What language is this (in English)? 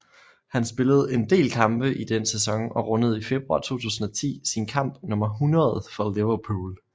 Danish